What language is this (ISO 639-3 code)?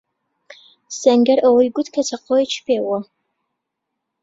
ckb